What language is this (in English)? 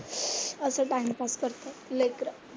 Marathi